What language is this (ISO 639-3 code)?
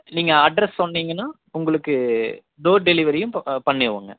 tam